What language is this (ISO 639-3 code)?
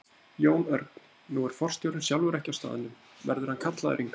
isl